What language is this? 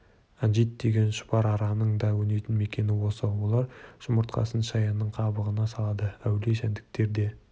Kazakh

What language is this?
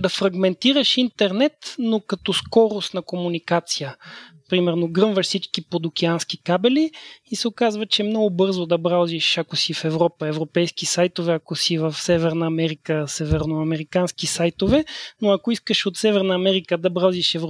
Bulgarian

